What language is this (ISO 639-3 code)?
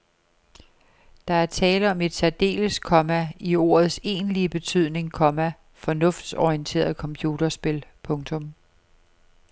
dan